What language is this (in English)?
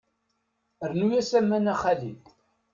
Kabyle